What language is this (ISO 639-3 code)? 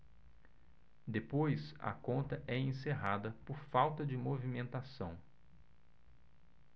por